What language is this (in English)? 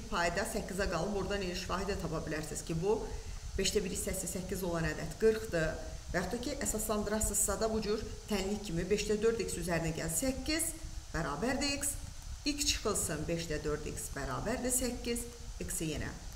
Turkish